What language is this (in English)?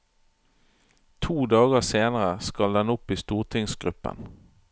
Norwegian